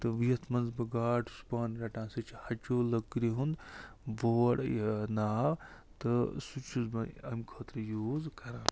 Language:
Kashmiri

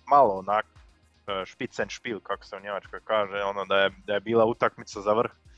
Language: Croatian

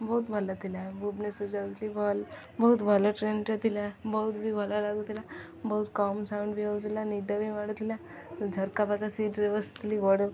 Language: Odia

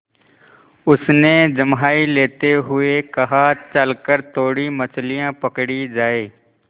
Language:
Hindi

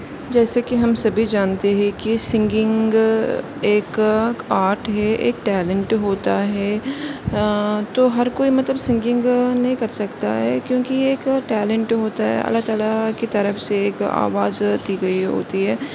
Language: Urdu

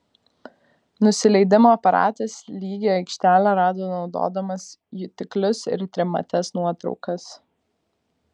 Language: Lithuanian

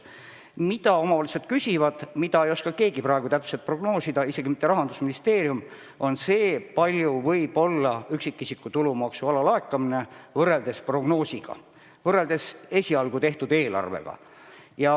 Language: Estonian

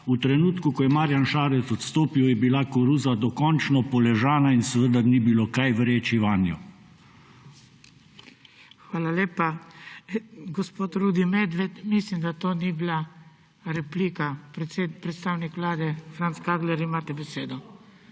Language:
Slovenian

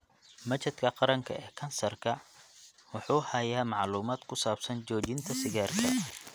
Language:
Somali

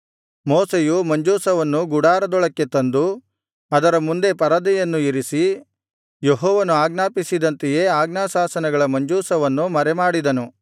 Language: Kannada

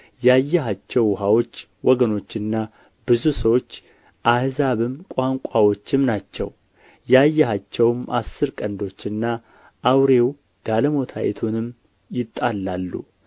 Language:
Amharic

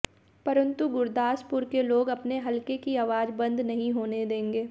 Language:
Hindi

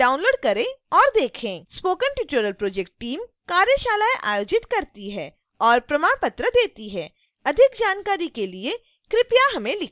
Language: Hindi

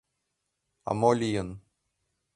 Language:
Mari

